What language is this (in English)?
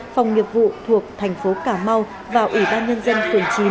Vietnamese